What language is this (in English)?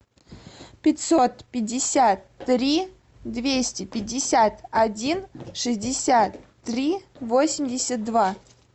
Russian